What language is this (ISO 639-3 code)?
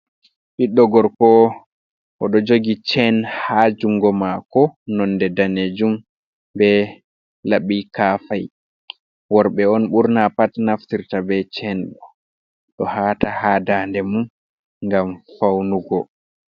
ful